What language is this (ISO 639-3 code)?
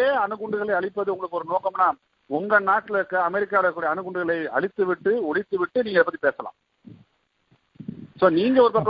tam